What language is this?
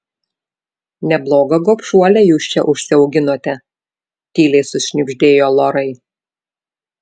Lithuanian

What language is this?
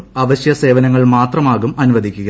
Malayalam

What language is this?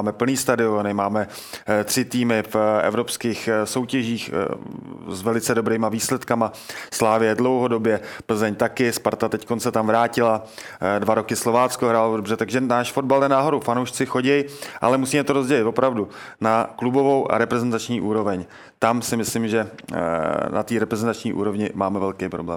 Czech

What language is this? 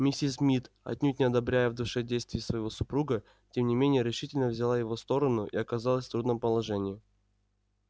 Russian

